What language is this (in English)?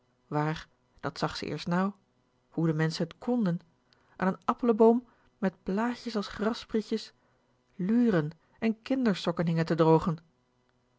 Dutch